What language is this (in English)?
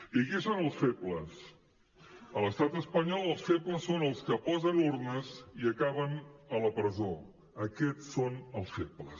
Catalan